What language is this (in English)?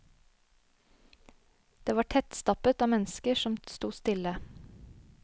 Norwegian